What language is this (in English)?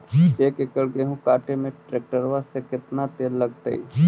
Magahi